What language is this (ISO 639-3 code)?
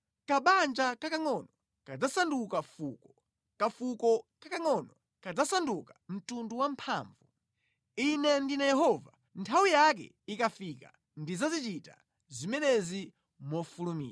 nya